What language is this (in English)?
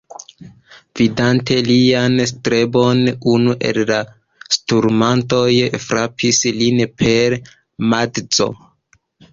Esperanto